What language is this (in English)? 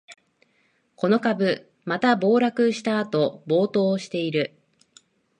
Japanese